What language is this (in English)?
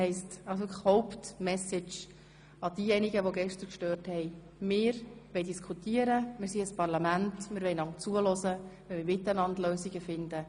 Swiss German